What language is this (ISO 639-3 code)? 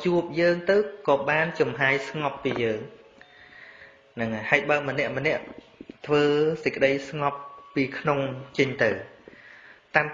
vie